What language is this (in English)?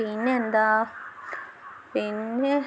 Malayalam